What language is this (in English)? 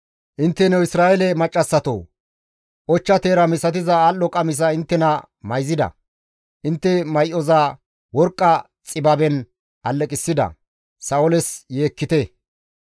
Gamo